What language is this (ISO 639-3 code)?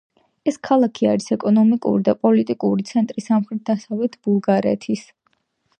kat